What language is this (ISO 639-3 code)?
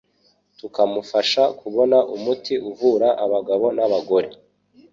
kin